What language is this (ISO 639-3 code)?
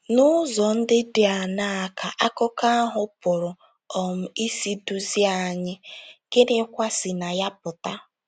ibo